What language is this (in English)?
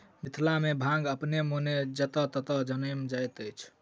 Maithili